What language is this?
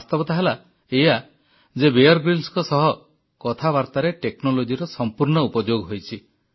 Odia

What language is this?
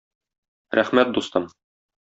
Tatar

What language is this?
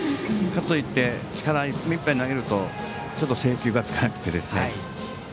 Japanese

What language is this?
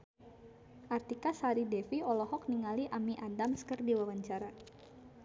Sundanese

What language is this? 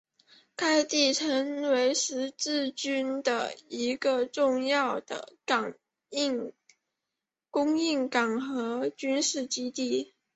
Chinese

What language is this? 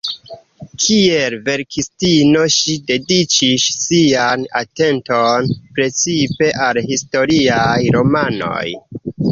Esperanto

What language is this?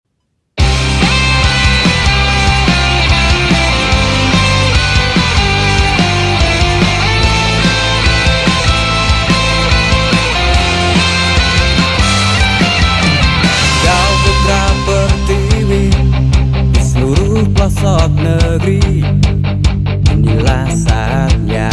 Indonesian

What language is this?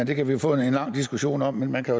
Danish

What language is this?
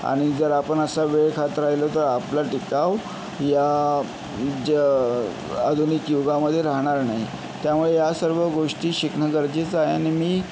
Marathi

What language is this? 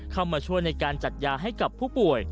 Thai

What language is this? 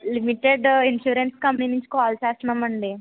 Telugu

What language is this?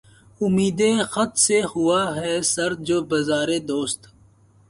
Urdu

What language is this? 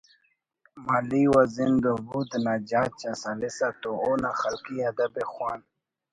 Brahui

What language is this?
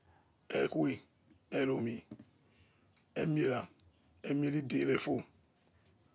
Yekhee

